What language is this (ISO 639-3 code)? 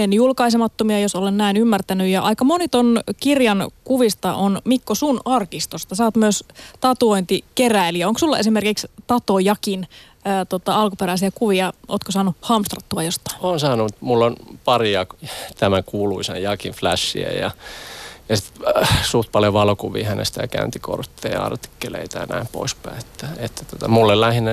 fin